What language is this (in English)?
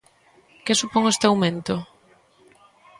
Galician